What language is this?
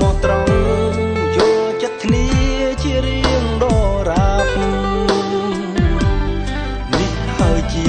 Vietnamese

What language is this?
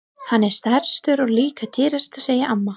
Icelandic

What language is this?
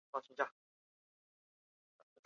Chinese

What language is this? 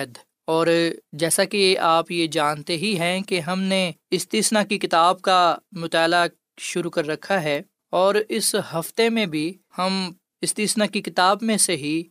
Urdu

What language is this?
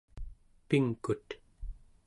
Central Yupik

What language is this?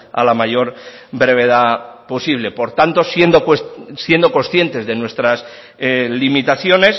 Spanish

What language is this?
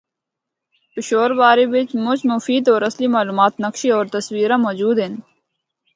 Northern Hindko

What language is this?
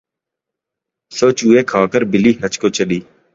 Urdu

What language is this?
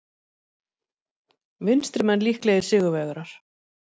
Icelandic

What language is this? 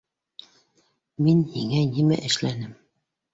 Bashkir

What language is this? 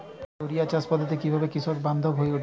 Bangla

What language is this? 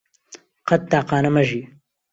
Central Kurdish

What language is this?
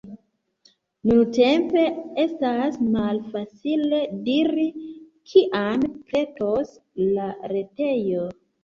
Esperanto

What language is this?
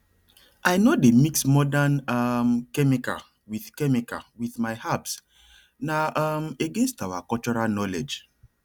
Nigerian Pidgin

